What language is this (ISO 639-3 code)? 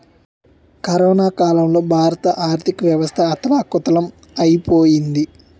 tel